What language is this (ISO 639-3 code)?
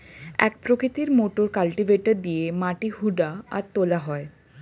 ben